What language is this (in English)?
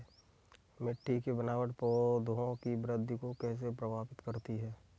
Hindi